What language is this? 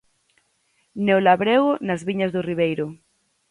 Galician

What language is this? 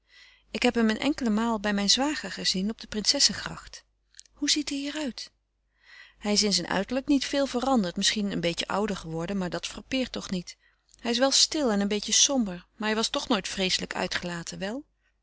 Dutch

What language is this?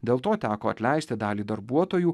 Lithuanian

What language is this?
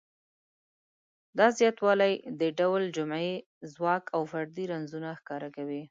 Pashto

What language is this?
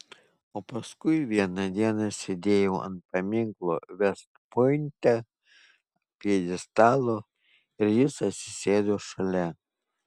Lithuanian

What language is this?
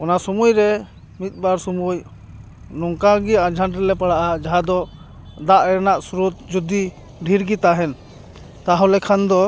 Santali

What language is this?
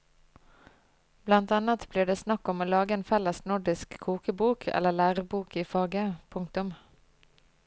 Norwegian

